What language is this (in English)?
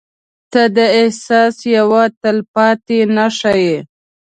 Pashto